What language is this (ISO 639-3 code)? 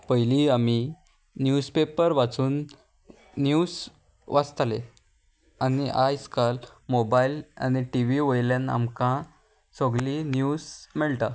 kok